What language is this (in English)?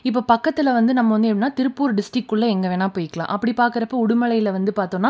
Tamil